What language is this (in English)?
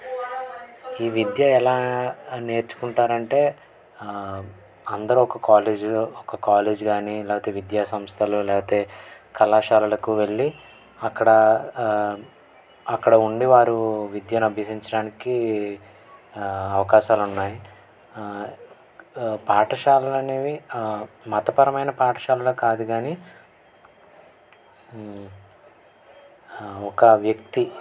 Telugu